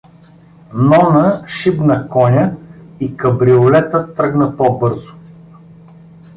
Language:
Bulgarian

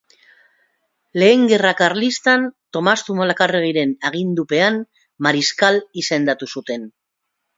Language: Basque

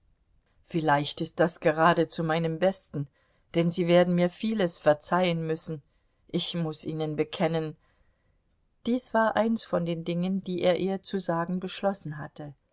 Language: German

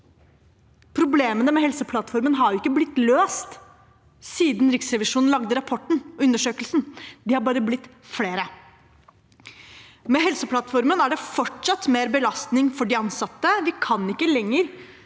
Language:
Norwegian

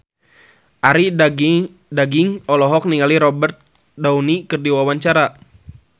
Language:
Sundanese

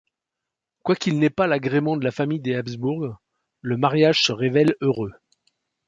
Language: French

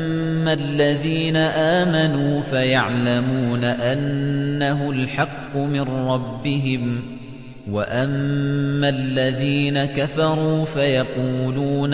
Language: Arabic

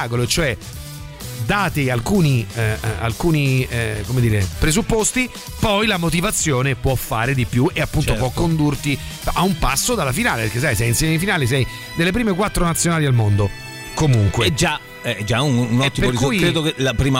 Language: Italian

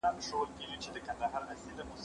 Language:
Pashto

